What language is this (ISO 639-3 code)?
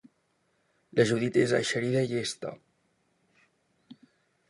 cat